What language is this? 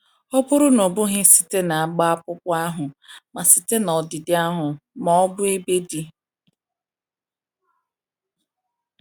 Igbo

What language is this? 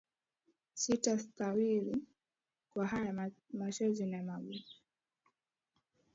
Swahili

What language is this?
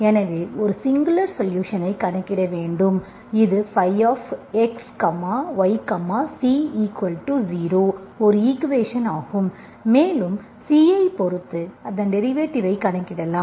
Tamil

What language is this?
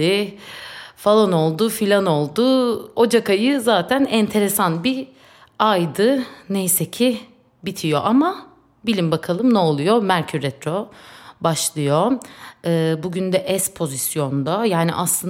Turkish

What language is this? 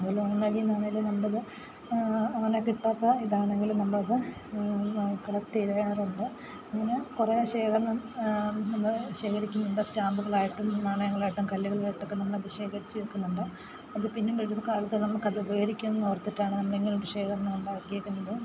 Malayalam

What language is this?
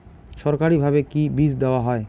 Bangla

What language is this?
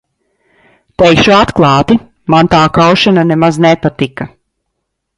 Latvian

